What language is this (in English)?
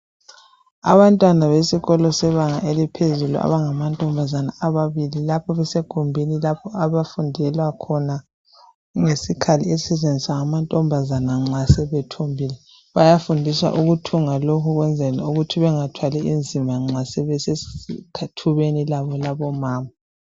North Ndebele